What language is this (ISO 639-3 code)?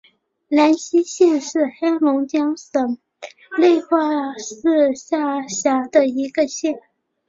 zho